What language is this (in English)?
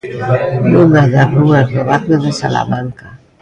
Galician